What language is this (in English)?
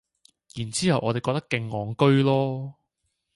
Cantonese